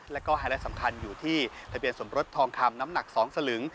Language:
Thai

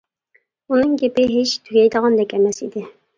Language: Uyghur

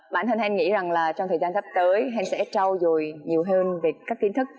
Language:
Vietnamese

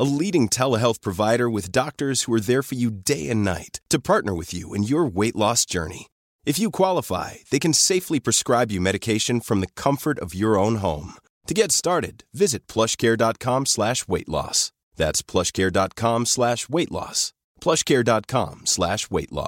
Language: Swedish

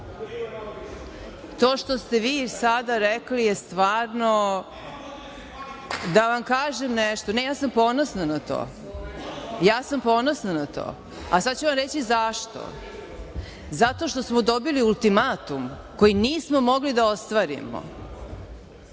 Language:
Serbian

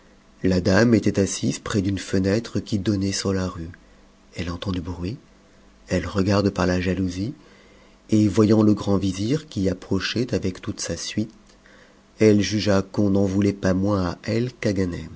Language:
French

